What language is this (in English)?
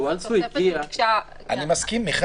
Hebrew